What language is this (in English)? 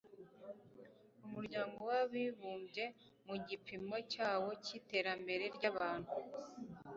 Kinyarwanda